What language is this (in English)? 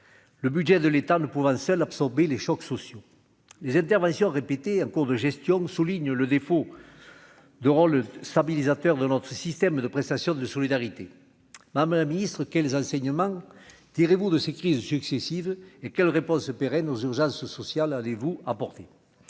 French